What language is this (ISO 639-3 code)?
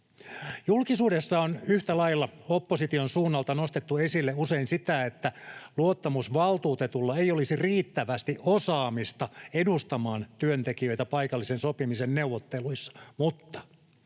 fin